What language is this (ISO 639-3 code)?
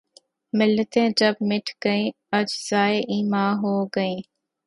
urd